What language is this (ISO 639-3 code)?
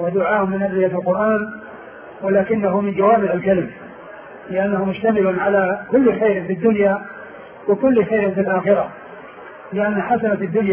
ara